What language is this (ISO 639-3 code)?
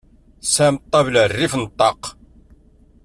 kab